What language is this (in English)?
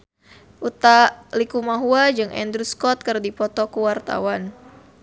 Sundanese